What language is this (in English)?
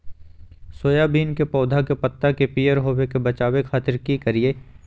Magahi